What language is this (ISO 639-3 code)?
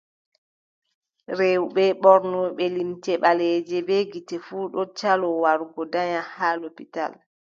fub